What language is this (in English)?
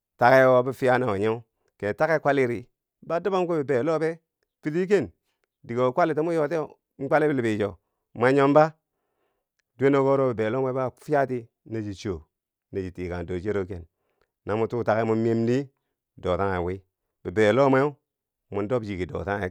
Bangwinji